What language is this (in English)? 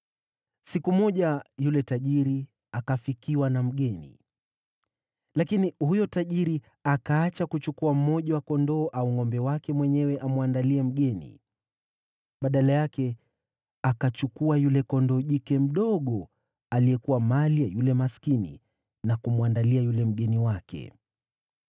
Swahili